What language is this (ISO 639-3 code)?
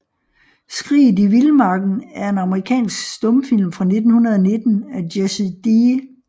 dan